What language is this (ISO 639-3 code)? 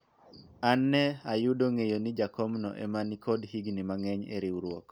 luo